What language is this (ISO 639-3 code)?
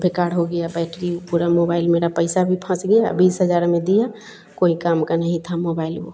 hin